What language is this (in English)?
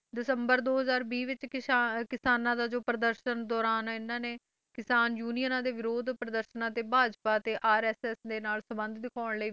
Punjabi